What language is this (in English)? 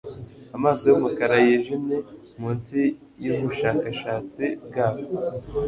Kinyarwanda